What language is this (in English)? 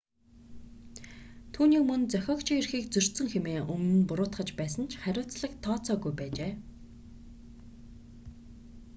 Mongolian